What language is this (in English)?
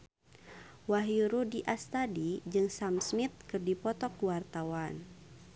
Sundanese